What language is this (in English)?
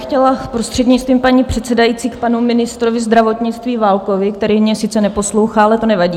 Czech